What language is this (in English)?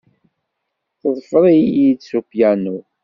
Kabyle